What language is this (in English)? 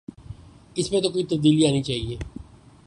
Urdu